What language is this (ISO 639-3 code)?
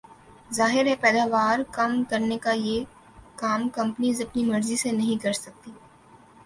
urd